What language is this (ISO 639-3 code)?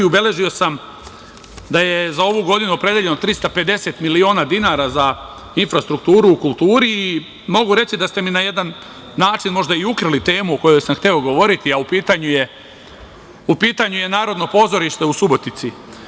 srp